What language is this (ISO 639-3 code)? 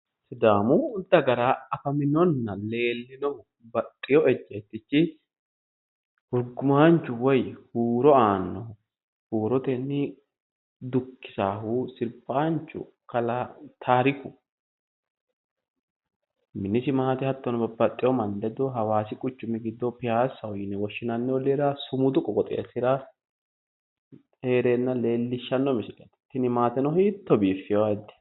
sid